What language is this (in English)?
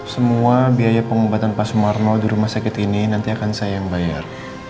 Indonesian